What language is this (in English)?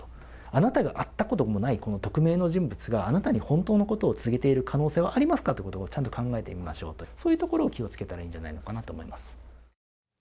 Japanese